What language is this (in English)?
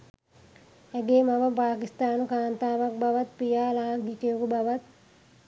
Sinhala